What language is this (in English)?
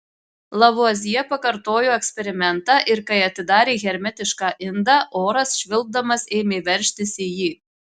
Lithuanian